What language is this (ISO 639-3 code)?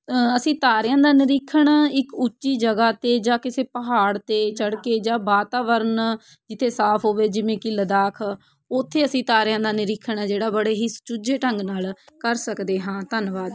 pan